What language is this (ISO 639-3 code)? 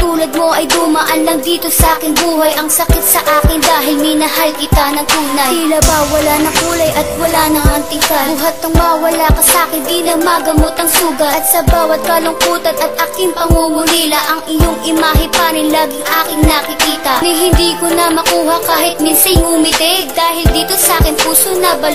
ind